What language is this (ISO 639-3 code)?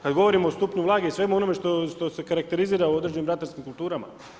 hrv